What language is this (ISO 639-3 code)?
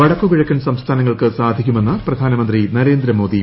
mal